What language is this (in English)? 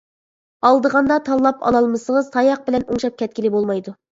Uyghur